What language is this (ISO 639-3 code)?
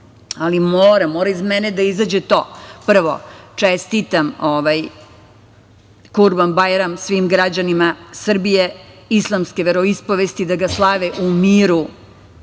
srp